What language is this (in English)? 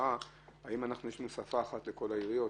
Hebrew